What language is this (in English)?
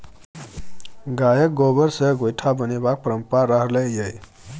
Maithili